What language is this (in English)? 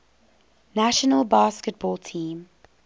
English